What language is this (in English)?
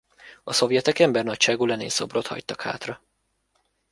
Hungarian